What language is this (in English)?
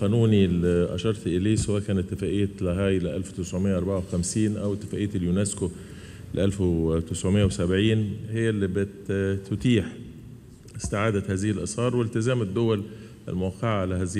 Arabic